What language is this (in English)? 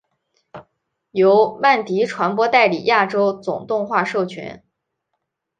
Chinese